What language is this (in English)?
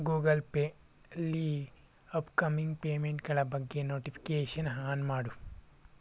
Kannada